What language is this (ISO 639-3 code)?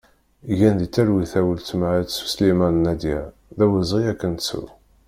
kab